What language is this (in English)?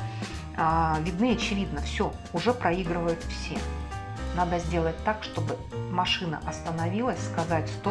Russian